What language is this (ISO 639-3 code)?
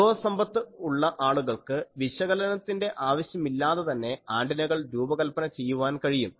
mal